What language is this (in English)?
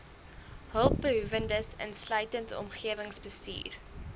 Afrikaans